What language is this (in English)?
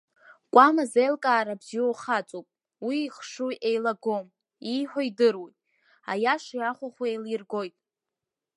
Abkhazian